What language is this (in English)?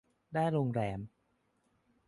Thai